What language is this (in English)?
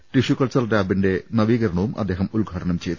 Malayalam